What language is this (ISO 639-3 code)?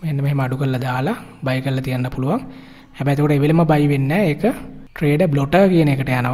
ind